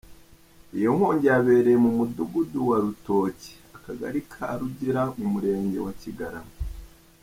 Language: Kinyarwanda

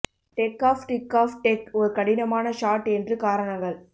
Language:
Tamil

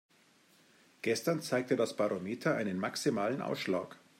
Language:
German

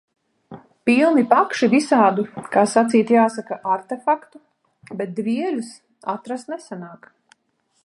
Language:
Latvian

